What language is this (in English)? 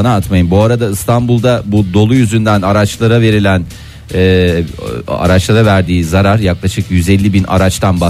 Turkish